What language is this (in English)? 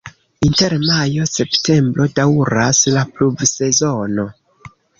Esperanto